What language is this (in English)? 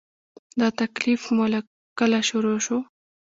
Pashto